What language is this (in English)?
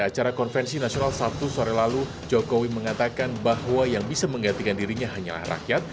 Indonesian